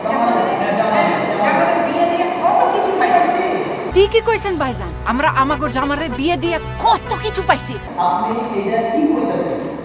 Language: Bangla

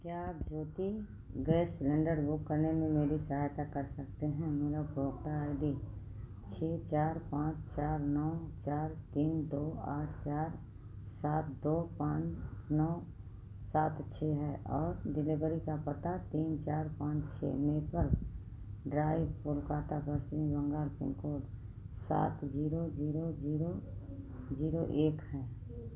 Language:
Hindi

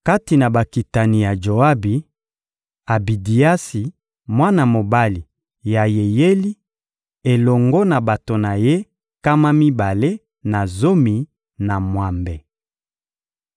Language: Lingala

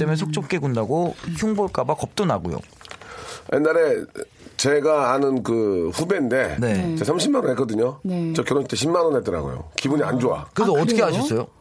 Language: Korean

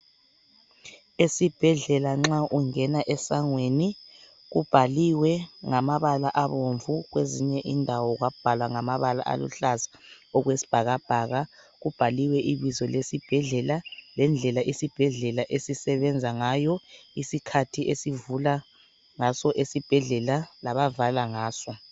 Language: North Ndebele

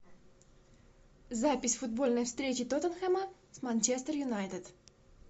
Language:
Russian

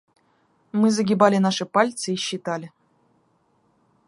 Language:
Russian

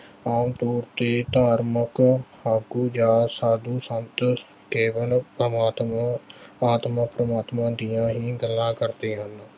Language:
Punjabi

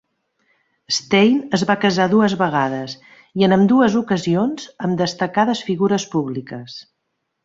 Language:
Catalan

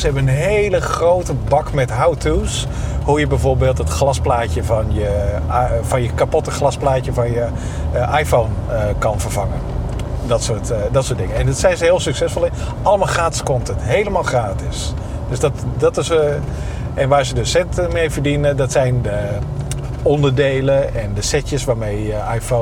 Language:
Dutch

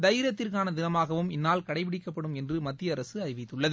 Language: Tamil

